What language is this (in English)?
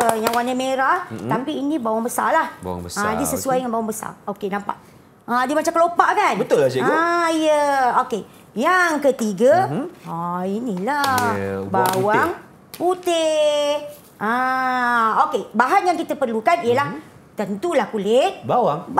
Malay